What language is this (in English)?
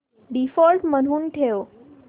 Marathi